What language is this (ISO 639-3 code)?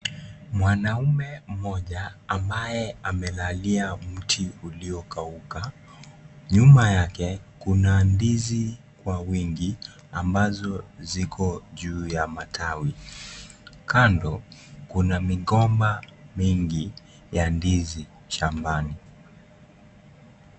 swa